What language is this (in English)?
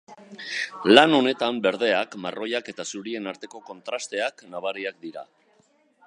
Basque